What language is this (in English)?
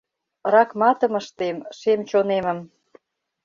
Mari